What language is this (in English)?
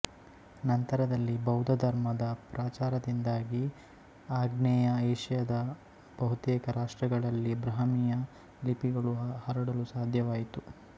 Kannada